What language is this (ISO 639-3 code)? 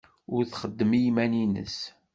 kab